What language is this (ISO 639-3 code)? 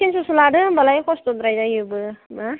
brx